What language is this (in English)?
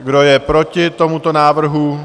Czech